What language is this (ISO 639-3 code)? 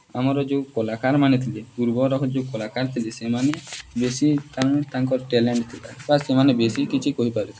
ori